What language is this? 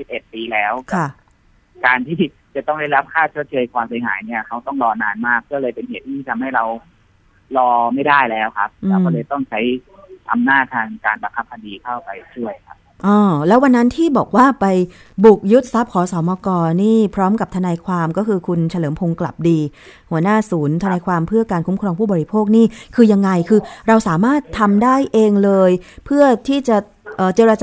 Thai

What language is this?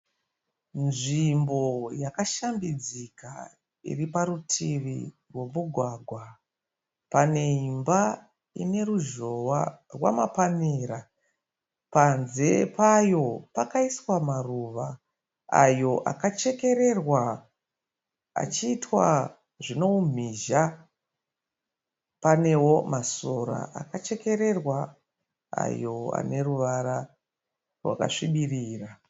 Shona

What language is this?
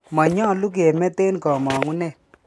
Kalenjin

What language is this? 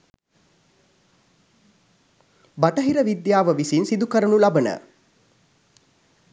Sinhala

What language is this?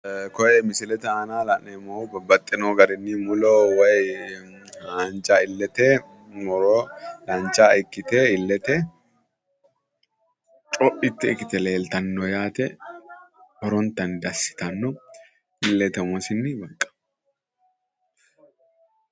Sidamo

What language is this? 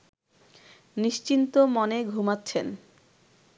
Bangla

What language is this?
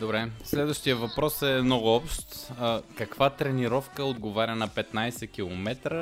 Bulgarian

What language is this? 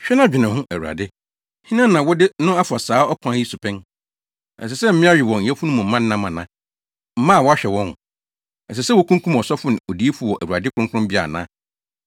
Akan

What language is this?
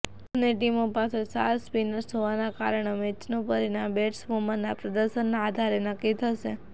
Gujarati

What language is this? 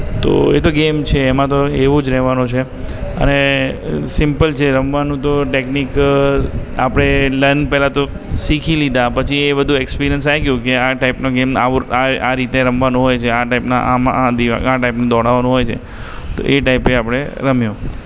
Gujarati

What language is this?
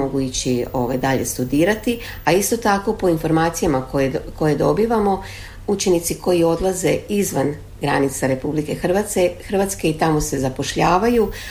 Croatian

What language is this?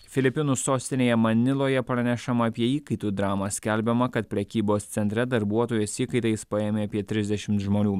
Lithuanian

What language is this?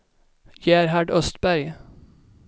Swedish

